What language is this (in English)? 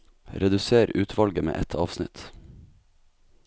Norwegian